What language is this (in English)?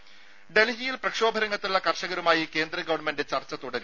Malayalam